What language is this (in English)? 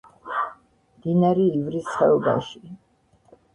Georgian